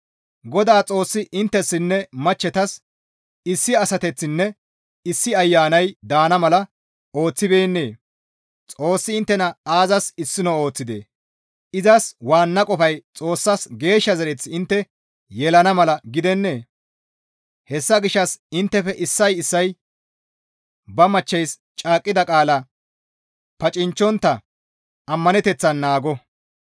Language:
Gamo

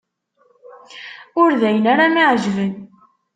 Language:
Kabyle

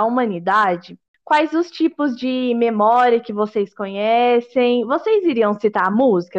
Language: Portuguese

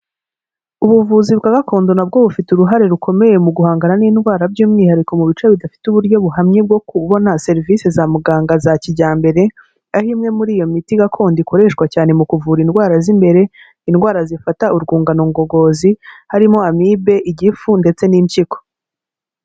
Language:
Kinyarwanda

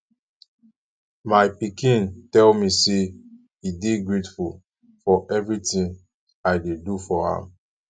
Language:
Nigerian Pidgin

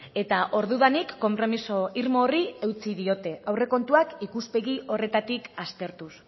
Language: Basque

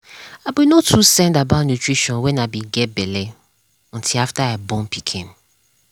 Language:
Nigerian Pidgin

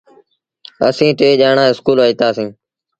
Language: Sindhi Bhil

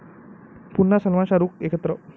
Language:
Marathi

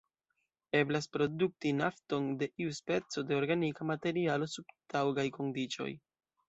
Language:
Esperanto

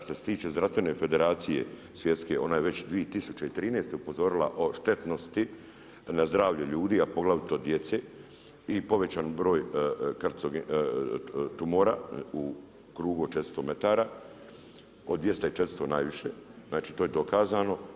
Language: Croatian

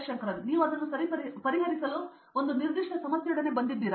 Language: Kannada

